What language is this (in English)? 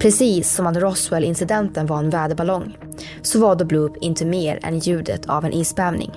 Swedish